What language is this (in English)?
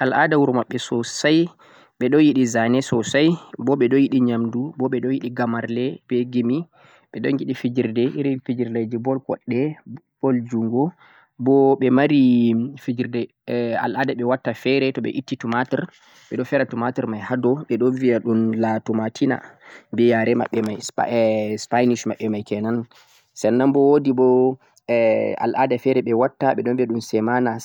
Central-Eastern Niger Fulfulde